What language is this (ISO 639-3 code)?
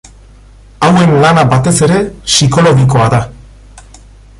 eus